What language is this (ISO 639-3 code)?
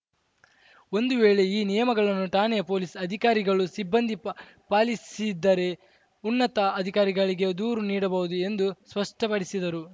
kan